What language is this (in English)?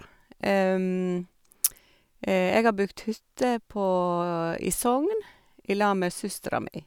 Norwegian